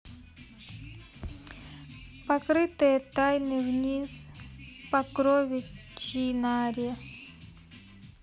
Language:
Russian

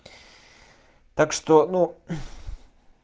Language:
Russian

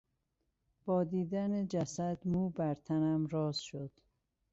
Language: Persian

